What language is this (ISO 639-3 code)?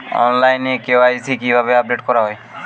ben